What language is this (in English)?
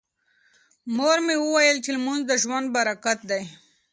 Pashto